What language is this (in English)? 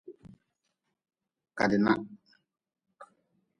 Nawdm